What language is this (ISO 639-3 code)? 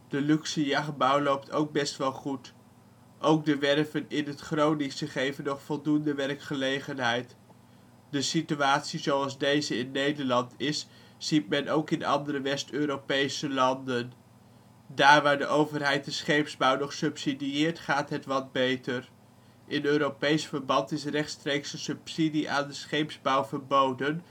nld